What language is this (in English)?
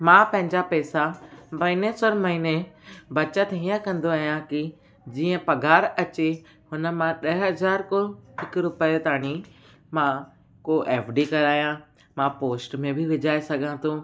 Sindhi